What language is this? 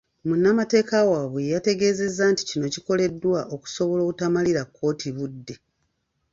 Ganda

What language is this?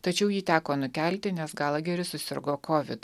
Lithuanian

